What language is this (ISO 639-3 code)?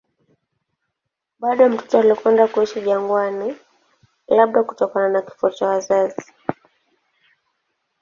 swa